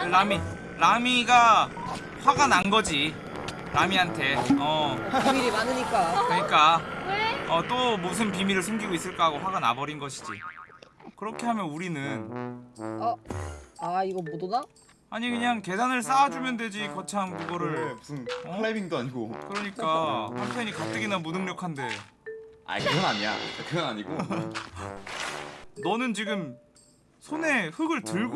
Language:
Korean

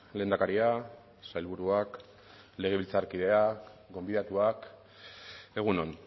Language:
Basque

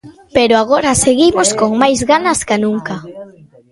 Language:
Galician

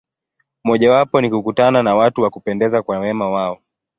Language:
Swahili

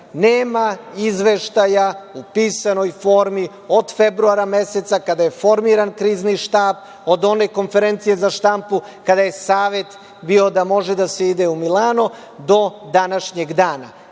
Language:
Serbian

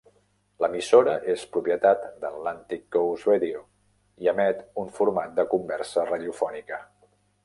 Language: Catalan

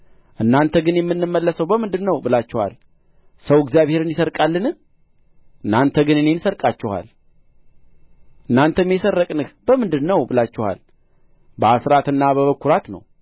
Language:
Amharic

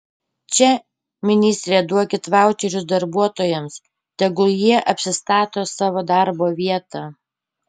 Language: Lithuanian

